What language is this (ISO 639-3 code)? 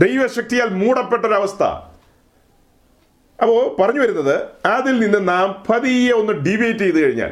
mal